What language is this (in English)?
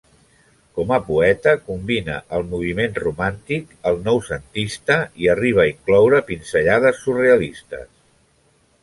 Catalan